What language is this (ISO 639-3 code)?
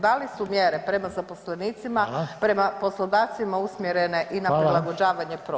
hrv